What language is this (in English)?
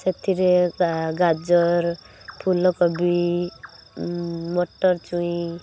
Odia